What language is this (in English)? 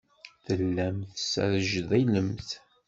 Kabyle